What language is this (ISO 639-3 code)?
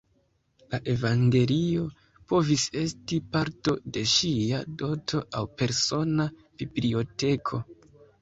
epo